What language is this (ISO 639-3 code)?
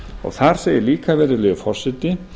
isl